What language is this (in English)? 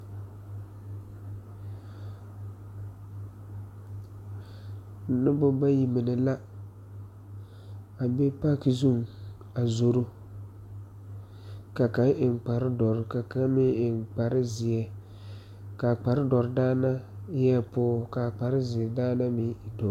Southern Dagaare